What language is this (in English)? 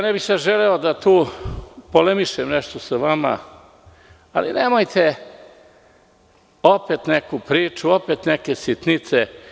Serbian